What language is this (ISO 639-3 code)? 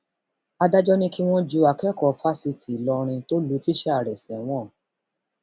yor